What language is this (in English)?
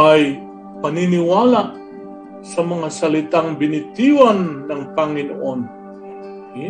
Filipino